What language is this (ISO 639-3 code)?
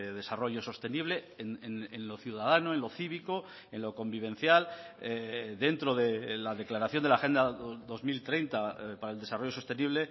spa